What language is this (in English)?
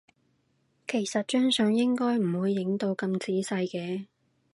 Cantonese